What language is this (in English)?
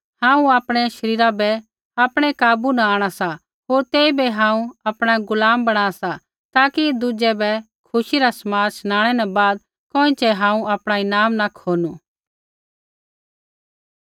Kullu Pahari